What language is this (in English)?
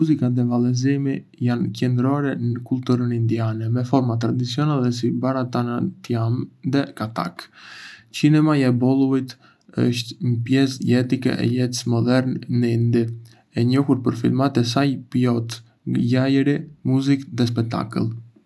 Arbëreshë Albanian